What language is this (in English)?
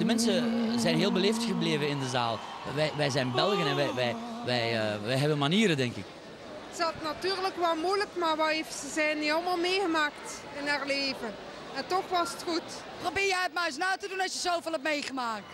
Dutch